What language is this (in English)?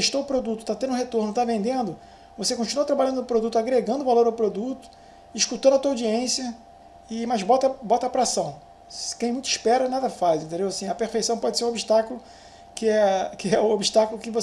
Portuguese